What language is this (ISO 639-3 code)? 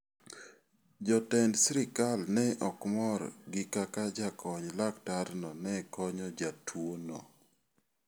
luo